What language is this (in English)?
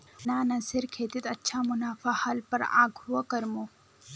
Magahi